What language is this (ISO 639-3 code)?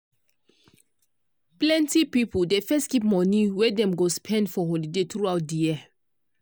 pcm